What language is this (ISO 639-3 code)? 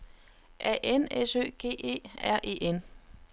dan